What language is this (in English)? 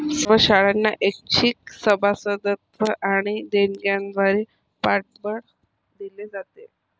Marathi